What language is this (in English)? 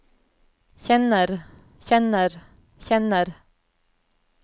Norwegian